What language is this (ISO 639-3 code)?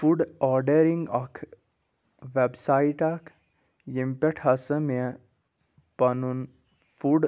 kas